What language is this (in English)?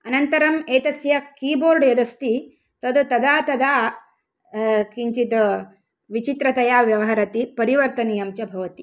Sanskrit